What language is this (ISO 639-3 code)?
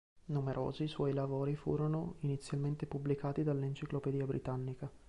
ita